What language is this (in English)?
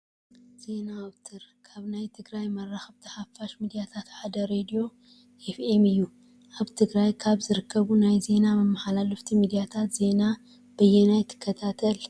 Tigrinya